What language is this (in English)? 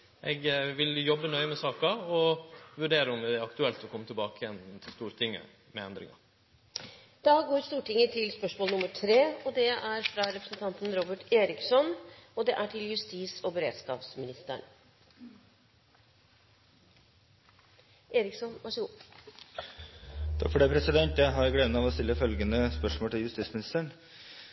Norwegian